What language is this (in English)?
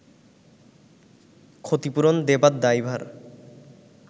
Bangla